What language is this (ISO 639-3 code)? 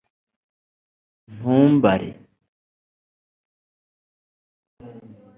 kin